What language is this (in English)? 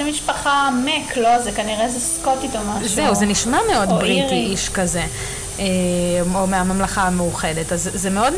Hebrew